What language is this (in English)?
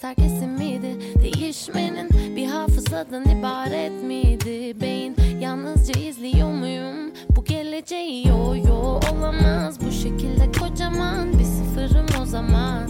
Turkish